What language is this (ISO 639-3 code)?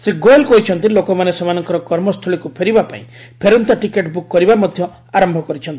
ori